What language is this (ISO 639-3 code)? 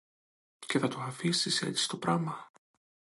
ell